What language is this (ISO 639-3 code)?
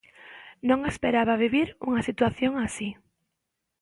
glg